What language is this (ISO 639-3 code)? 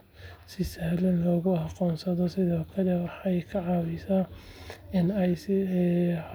som